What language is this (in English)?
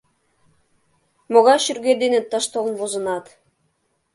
Mari